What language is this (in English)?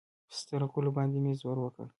Pashto